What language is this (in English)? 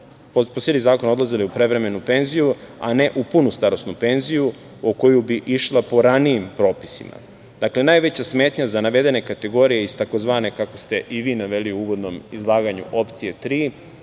Serbian